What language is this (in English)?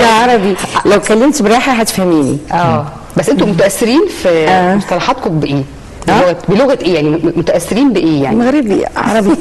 Arabic